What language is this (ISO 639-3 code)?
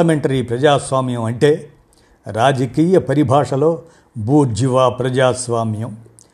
tel